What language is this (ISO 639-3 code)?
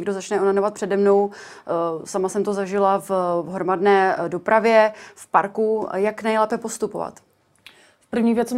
ces